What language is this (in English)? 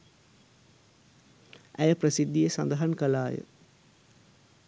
Sinhala